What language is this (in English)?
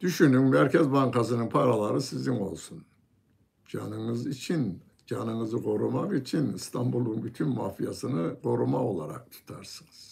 Turkish